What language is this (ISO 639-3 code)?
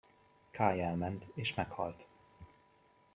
hun